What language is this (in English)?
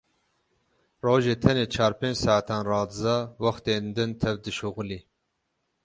Kurdish